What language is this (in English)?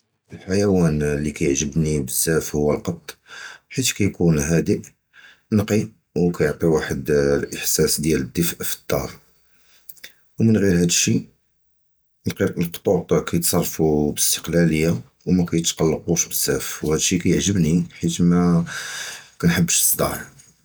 Judeo-Arabic